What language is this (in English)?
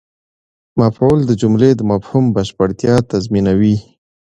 Pashto